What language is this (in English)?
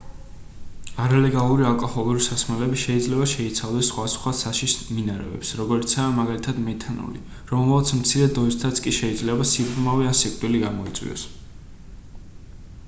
Georgian